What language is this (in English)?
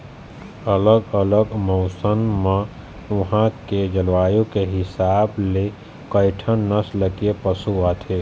Chhattisgarhi